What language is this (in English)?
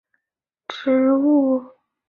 Chinese